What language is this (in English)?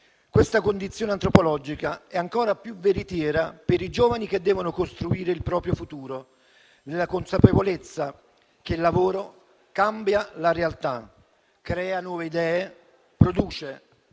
Italian